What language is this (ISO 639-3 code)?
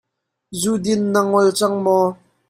cnh